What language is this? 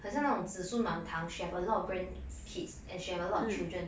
English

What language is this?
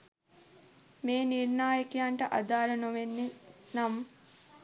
Sinhala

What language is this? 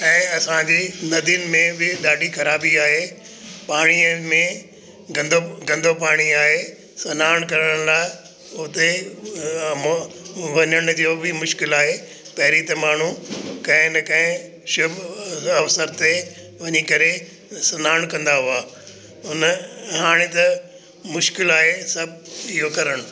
Sindhi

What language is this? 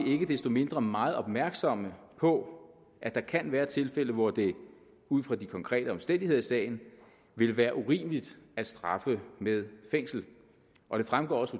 Danish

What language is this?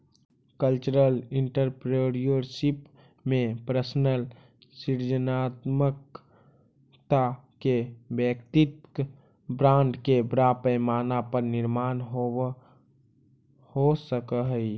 Magahi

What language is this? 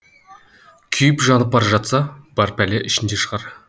Kazakh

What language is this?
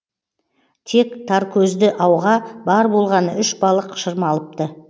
Kazakh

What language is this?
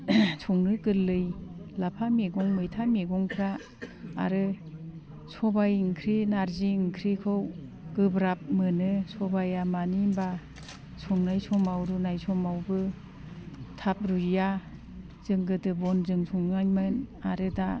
Bodo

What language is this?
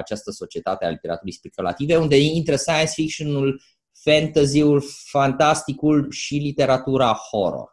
Romanian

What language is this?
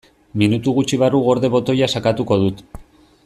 Basque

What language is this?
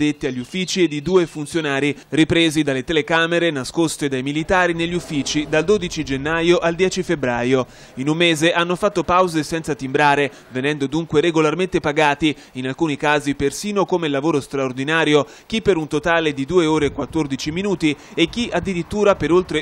Italian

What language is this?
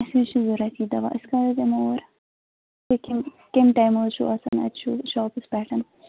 Kashmiri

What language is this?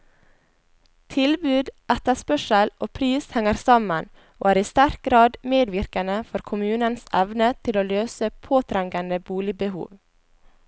Norwegian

